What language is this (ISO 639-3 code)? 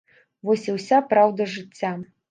bel